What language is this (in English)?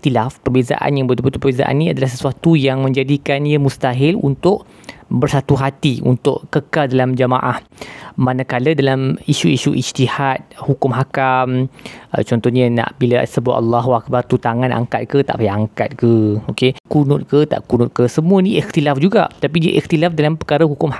Malay